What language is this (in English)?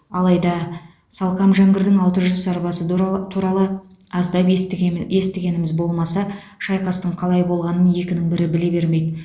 Kazakh